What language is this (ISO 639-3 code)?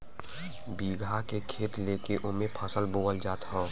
bho